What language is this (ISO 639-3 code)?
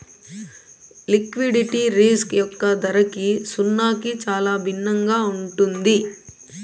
tel